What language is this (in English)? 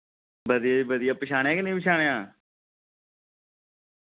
Dogri